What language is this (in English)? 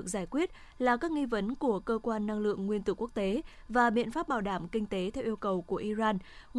Vietnamese